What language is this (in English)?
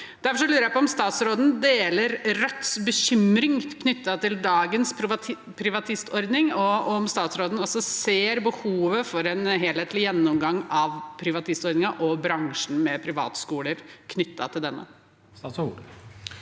Norwegian